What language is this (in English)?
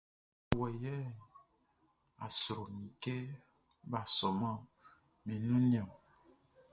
Baoulé